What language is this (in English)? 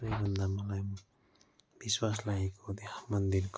Nepali